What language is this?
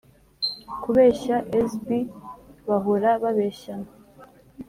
Kinyarwanda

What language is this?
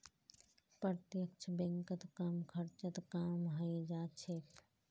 Magahi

